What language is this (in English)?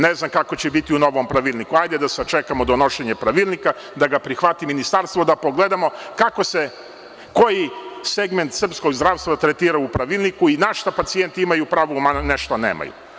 Serbian